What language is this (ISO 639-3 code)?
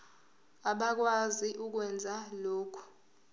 zul